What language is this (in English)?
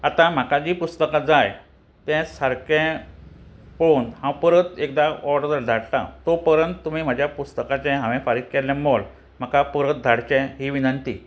Konkani